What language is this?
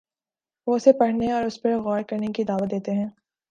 Urdu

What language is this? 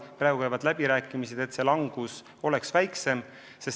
Estonian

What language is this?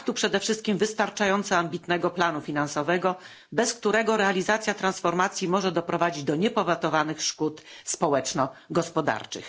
Polish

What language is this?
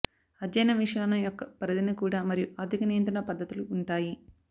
Telugu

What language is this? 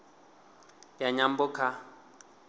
Venda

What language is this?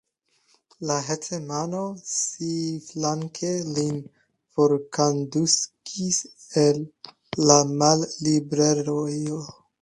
Esperanto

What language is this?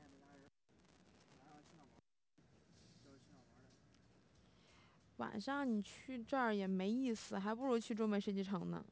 Chinese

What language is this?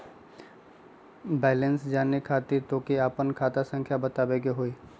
Magahi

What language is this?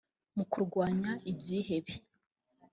Kinyarwanda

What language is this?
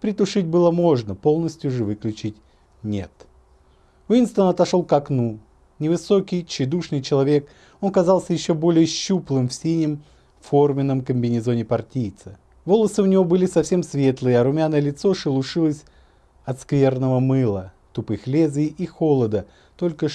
Russian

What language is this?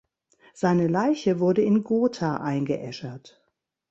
German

